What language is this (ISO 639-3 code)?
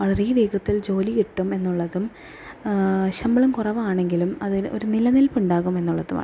mal